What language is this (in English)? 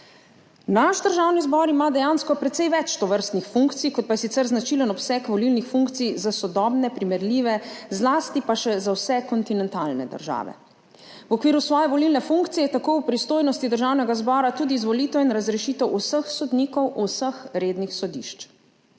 Slovenian